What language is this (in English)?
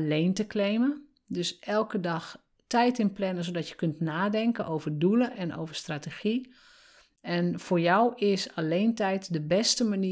Dutch